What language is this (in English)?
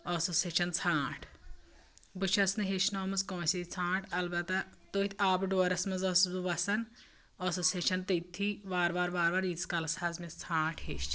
Kashmiri